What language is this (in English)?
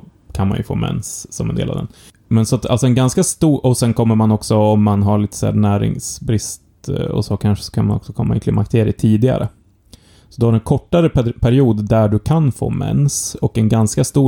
Swedish